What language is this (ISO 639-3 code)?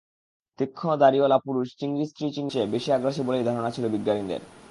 ben